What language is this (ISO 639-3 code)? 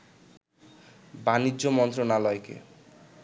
ben